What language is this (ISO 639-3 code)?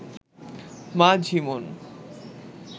ben